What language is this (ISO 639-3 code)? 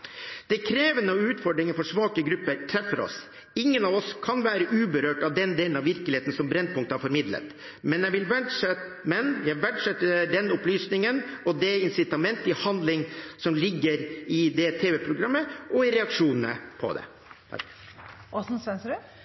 nob